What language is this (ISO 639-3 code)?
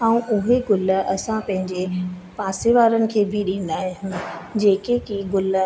snd